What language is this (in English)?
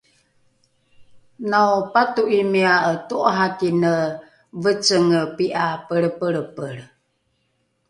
Rukai